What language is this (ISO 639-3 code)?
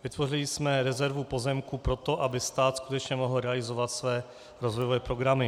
ces